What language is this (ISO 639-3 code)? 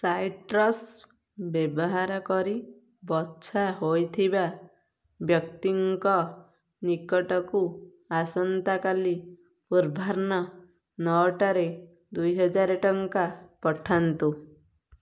ori